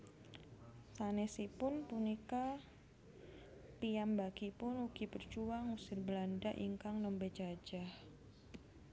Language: Javanese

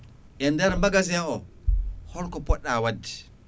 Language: Fula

